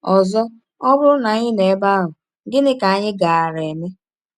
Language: Igbo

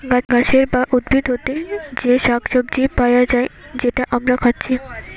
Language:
Bangla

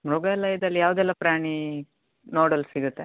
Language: Kannada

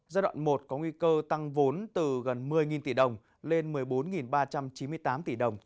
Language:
Vietnamese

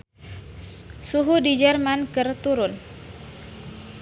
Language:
Sundanese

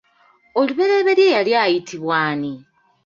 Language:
Ganda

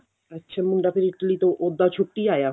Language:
Punjabi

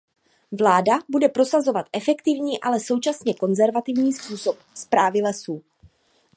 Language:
Czech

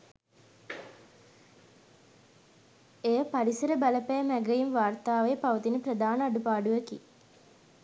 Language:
Sinhala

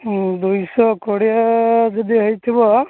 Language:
Odia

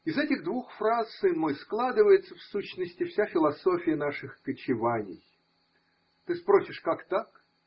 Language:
Russian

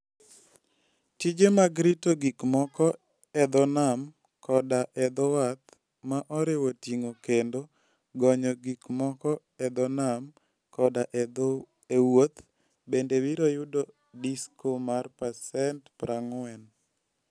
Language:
Luo (Kenya and Tanzania)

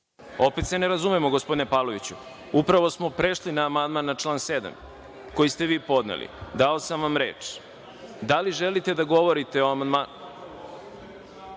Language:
Serbian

